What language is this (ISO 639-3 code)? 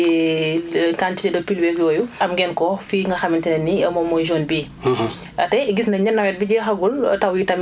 wol